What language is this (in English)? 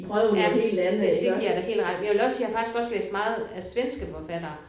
Danish